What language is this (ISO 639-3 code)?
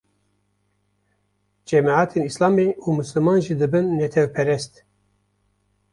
kur